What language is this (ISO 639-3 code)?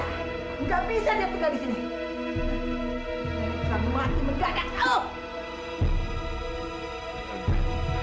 ind